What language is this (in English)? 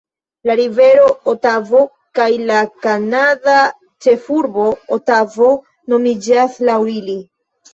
Esperanto